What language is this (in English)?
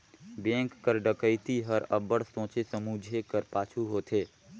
Chhattisgarhi